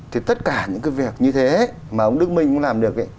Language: Vietnamese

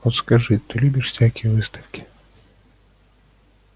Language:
Russian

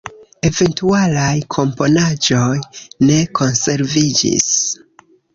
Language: Esperanto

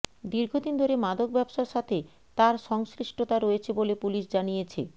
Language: Bangla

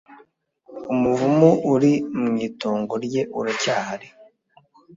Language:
Kinyarwanda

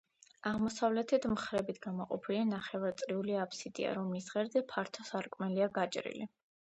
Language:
Georgian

